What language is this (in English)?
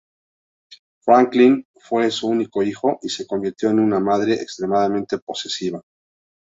Spanish